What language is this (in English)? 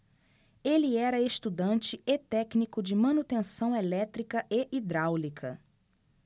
Portuguese